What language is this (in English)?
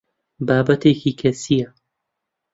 Central Kurdish